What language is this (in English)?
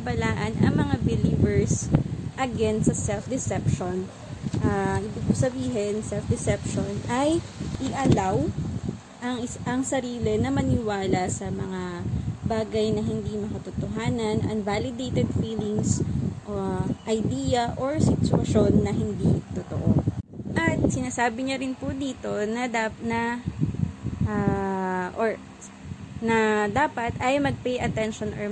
Filipino